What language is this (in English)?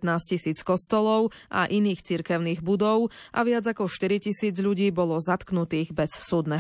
Slovak